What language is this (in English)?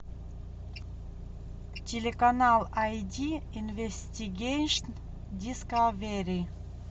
Russian